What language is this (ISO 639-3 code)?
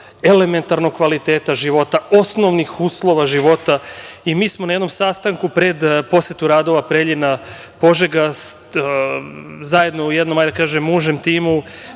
srp